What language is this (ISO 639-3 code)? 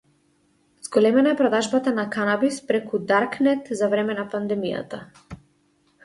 mkd